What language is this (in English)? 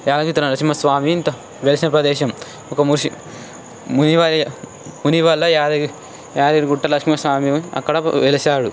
Telugu